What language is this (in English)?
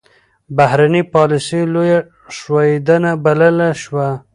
Pashto